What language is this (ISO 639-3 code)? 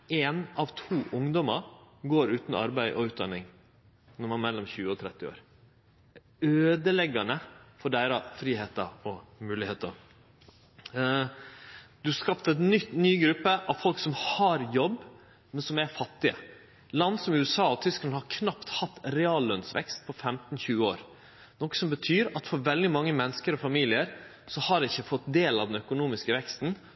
nno